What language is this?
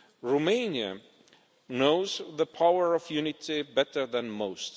English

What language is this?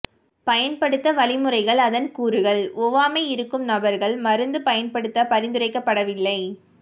Tamil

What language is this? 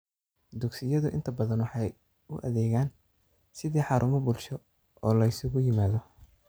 Somali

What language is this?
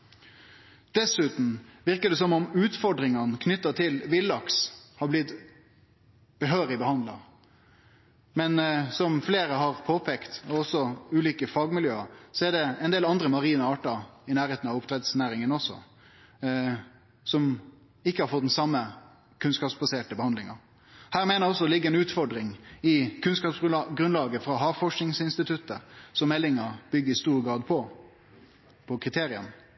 Norwegian Nynorsk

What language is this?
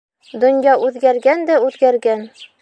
Bashkir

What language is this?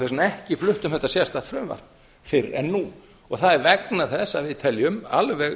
Icelandic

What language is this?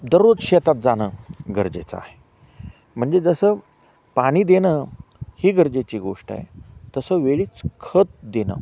Marathi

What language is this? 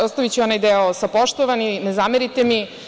Serbian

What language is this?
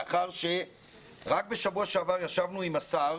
Hebrew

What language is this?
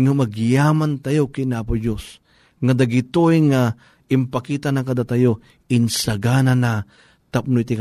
Filipino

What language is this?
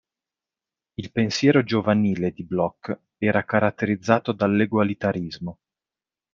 Italian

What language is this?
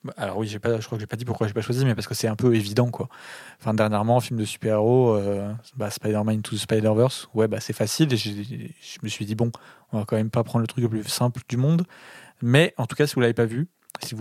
French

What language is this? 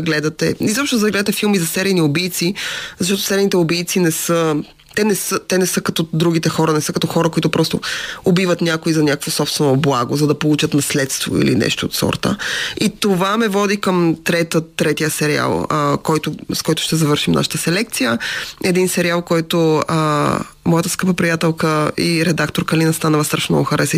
Bulgarian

